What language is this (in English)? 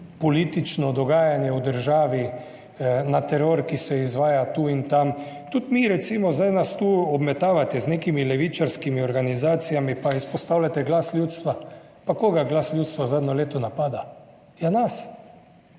Slovenian